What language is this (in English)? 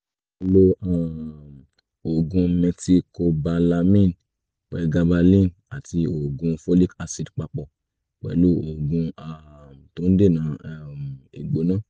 Yoruba